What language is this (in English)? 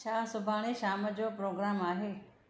Sindhi